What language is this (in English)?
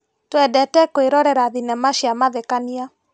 Kikuyu